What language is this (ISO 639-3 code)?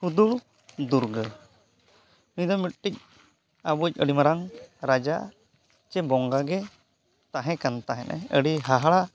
sat